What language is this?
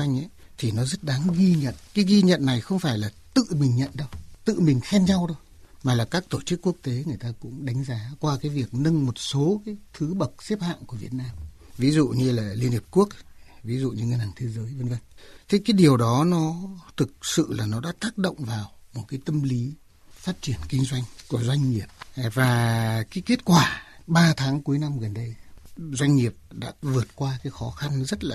Vietnamese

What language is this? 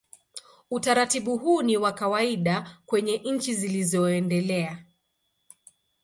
Swahili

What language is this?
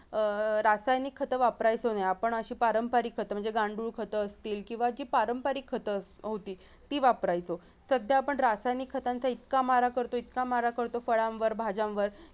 Marathi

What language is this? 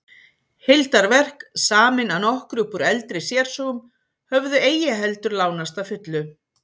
Icelandic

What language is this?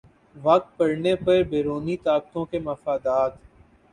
Urdu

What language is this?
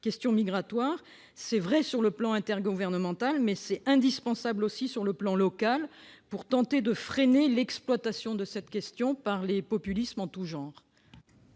French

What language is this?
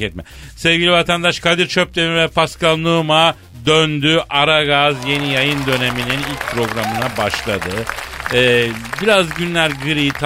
Turkish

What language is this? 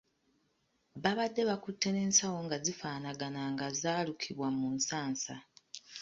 Ganda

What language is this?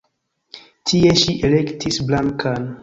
Esperanto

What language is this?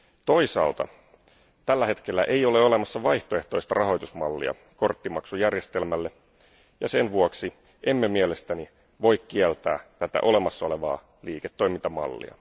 Finnish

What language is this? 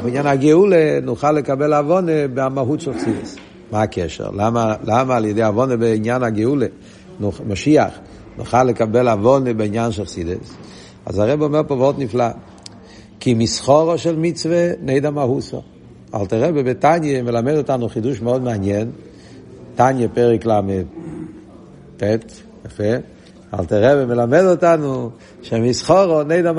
Hebrew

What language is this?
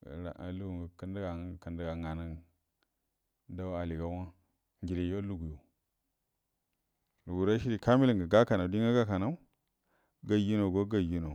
Buduma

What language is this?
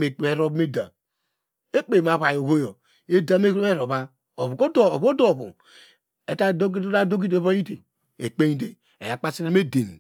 Degema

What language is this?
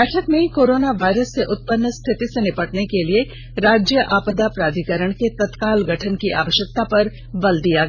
Hindi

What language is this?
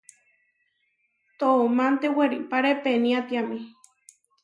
Huarijio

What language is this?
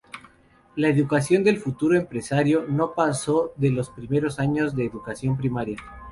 Spanish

